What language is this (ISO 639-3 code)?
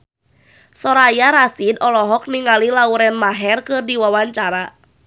sun